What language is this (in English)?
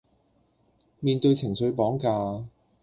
Cantonese